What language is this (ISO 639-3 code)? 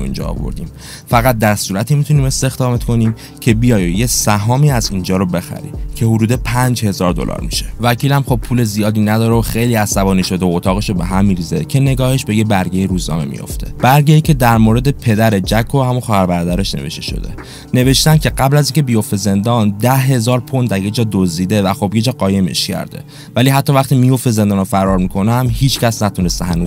fas